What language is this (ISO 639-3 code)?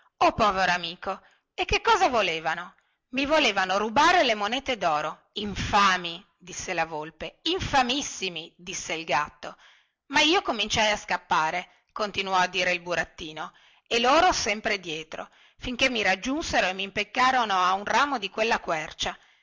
ita